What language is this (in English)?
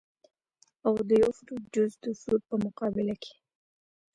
Pashto